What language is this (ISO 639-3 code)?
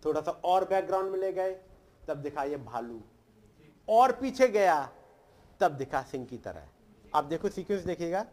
hin